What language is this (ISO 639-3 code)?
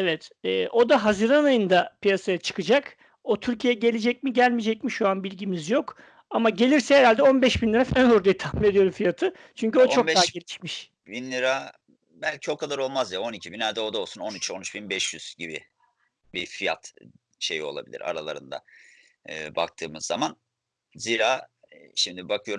tur